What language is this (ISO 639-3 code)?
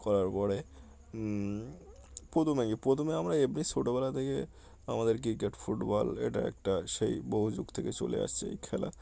ben